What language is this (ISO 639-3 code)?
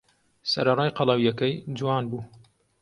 ckb